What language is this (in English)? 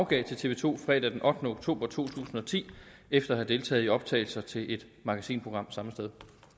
Danish